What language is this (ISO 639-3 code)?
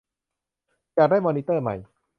tha